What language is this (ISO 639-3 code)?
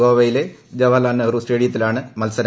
mal